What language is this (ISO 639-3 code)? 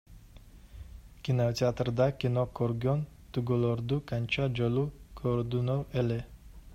kir